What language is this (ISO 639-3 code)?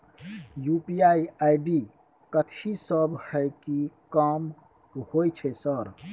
mai